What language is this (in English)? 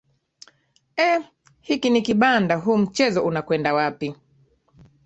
Swahili